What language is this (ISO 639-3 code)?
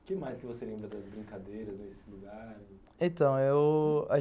por